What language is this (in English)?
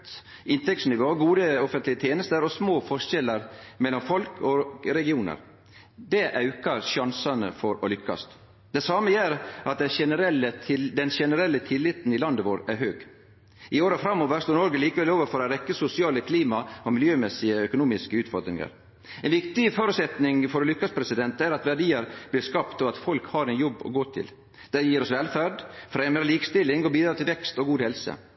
Norwegian Nynorsk